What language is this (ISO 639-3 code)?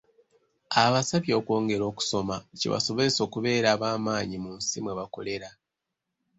lug